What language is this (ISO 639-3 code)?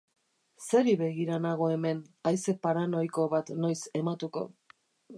eus